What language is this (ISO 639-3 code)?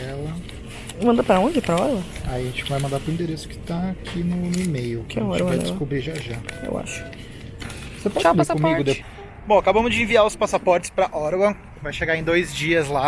por